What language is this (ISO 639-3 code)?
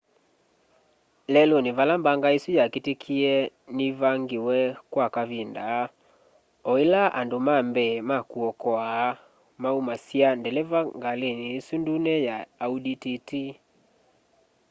kam